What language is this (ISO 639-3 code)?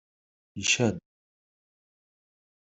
kab